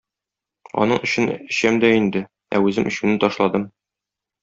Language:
Tatar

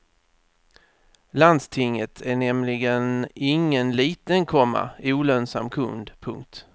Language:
Swedish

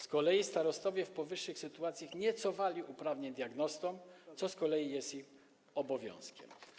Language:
Polish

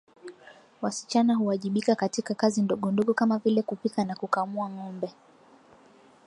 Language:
Swahili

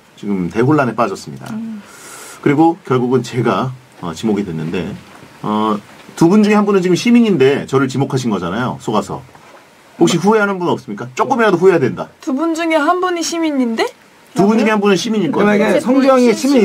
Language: Korean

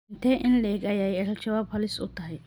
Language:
Somali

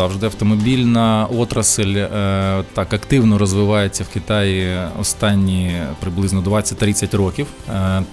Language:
Ukrainian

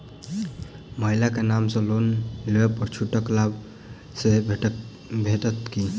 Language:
Maithili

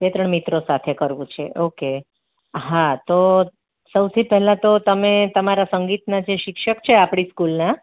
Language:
Gujarati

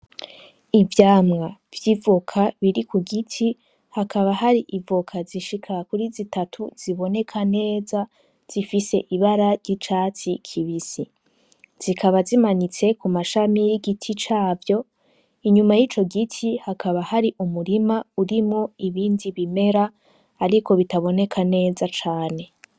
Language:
Rundi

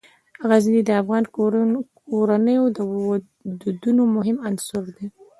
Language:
Pashto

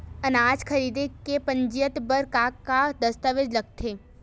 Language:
Chhattisgarhi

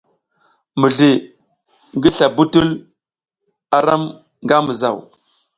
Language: South Giziga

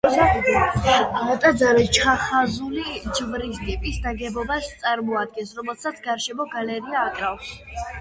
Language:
Georgian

